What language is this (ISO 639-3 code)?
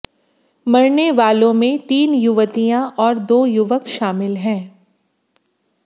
hin